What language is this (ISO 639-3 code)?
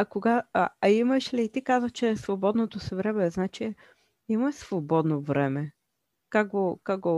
bul